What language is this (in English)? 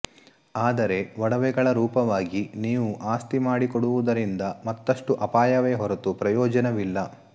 Kannada